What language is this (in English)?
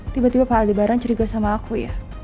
Indonesian